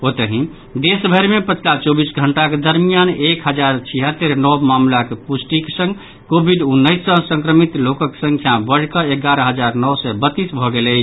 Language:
Maithili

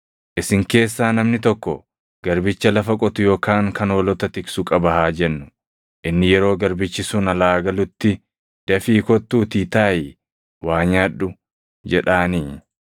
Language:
Oromo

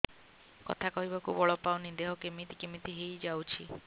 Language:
Odia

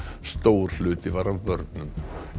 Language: Icelandic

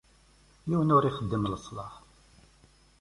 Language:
Kabyle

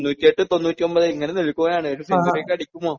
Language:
Malayalam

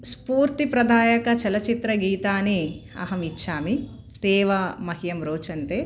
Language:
Sanskrit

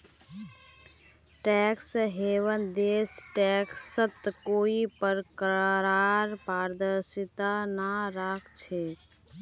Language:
Magahi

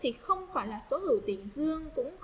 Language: Vietnamese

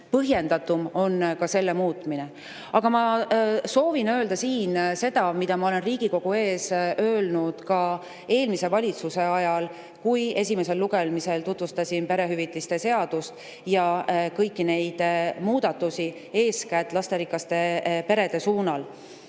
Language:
Estonian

